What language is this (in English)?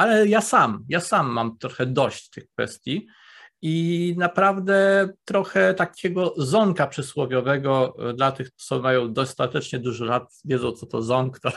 Polish